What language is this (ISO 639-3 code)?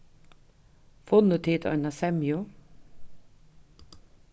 fao